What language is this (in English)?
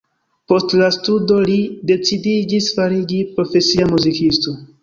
Esperanto